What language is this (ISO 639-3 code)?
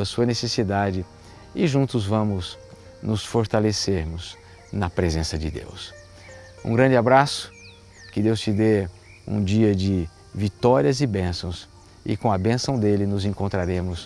por